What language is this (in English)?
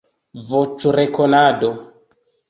Esperanto